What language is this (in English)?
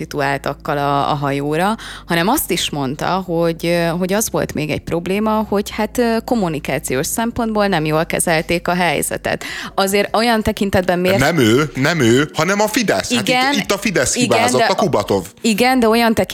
Hungarian